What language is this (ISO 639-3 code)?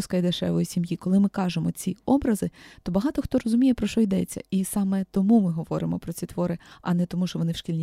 ukr